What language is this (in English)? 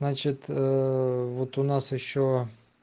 Russian